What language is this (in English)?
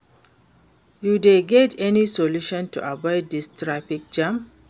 Nigerian Pidgin